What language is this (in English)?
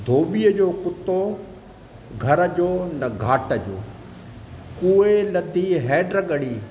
Sindhi